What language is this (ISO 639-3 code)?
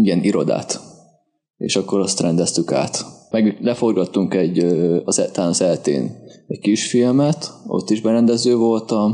hun